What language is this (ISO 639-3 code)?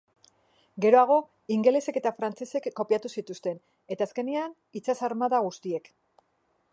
eus